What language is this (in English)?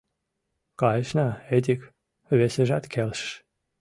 Mari